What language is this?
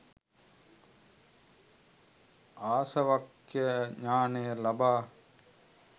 Sinhala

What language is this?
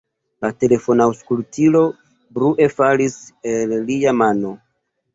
Esperanto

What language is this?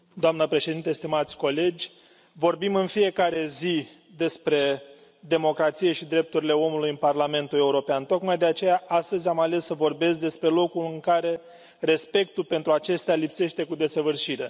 Romanian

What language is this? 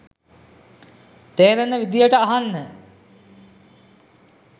Sinhala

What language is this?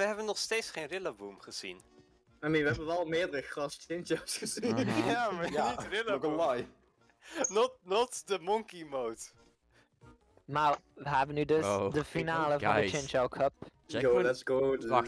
Dutch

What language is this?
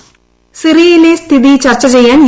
Malayalam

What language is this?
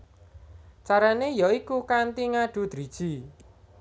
Javanese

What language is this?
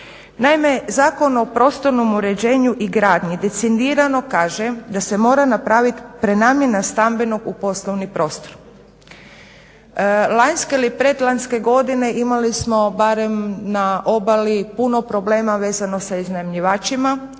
Croatian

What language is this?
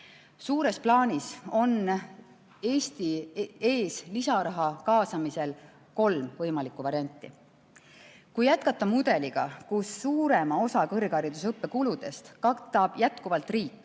Estonian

